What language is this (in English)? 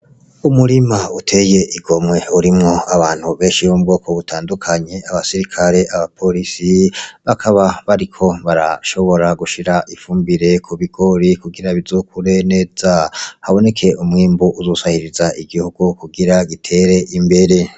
Rundi